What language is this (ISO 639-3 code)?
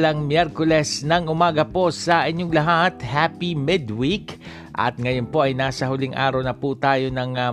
fil